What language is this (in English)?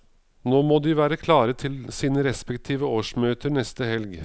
Norwegian